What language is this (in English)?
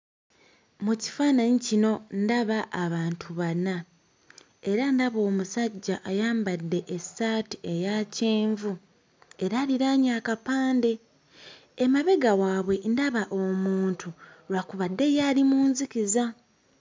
Ganda